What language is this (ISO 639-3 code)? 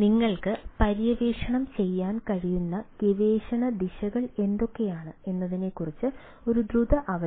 mal